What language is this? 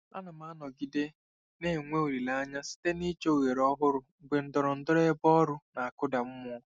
Igbo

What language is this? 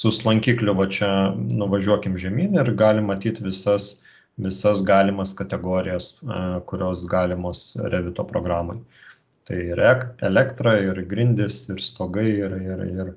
Lithuanian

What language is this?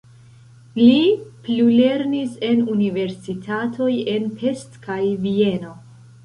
Esperanto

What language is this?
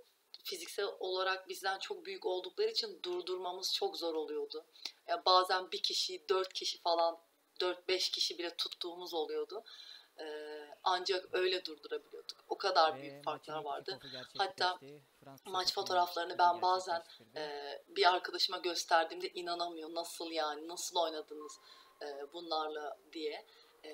Turkish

